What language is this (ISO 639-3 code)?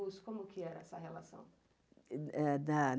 por